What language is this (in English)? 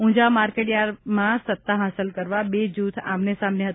Gujarati